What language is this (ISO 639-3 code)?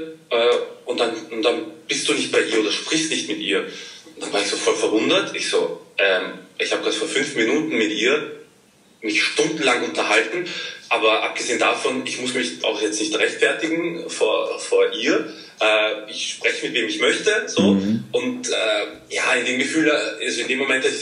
deu